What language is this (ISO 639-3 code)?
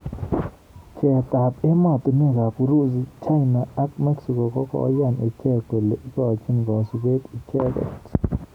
kln